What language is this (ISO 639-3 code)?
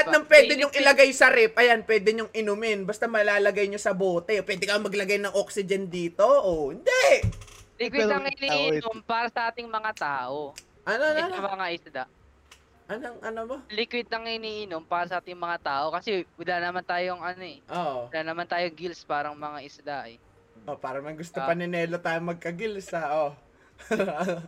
fil